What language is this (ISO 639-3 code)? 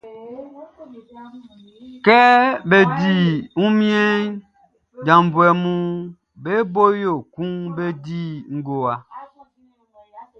bci